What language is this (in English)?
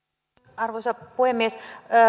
Finnish